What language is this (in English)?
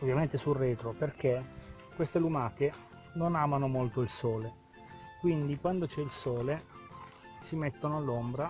Italian